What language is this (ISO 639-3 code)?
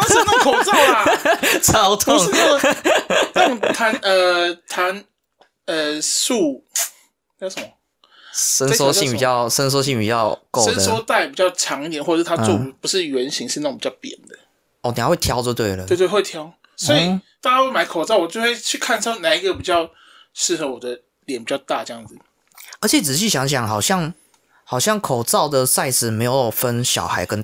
zho